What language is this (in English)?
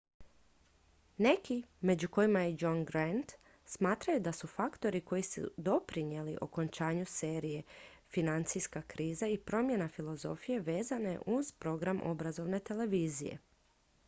Croatian